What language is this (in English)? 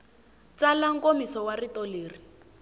Tsonga